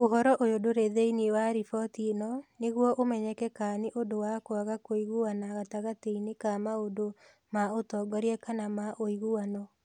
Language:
Kikuyu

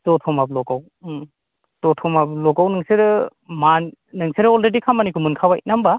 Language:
Bodo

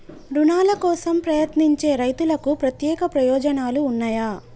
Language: Telugu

